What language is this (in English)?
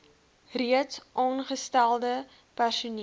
Afrikaans